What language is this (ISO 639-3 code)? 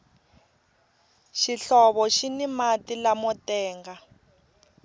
tso